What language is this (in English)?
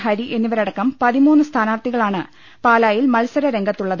Malayalam